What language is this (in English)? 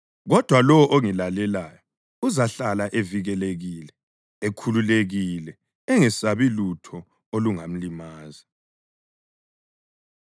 North Ndebele